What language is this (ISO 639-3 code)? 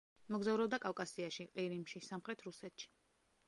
kat